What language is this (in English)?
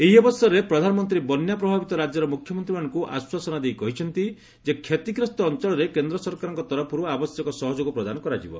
Odia